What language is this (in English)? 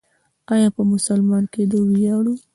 Pashto